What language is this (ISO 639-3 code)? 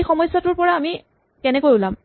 asm